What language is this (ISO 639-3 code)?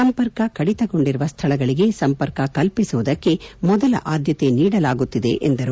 kan